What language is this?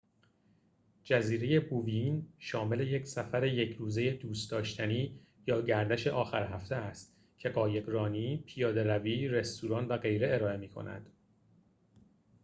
Persian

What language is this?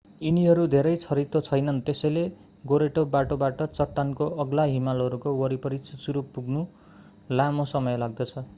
Nepali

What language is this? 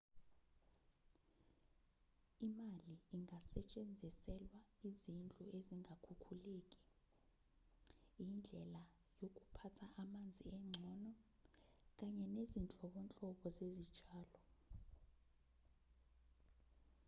Zulu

